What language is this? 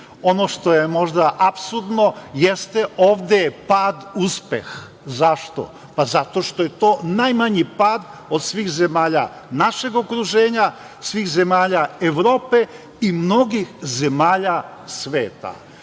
Serbian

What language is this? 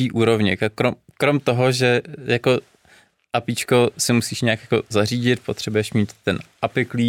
Czech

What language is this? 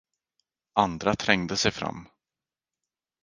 Swedish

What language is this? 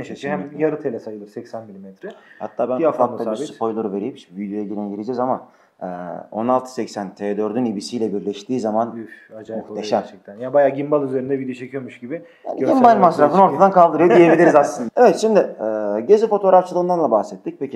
Turkish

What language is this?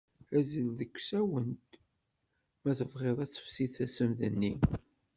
Kabyle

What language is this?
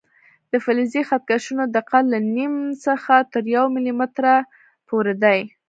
Pashto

